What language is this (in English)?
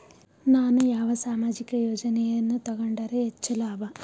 Kannada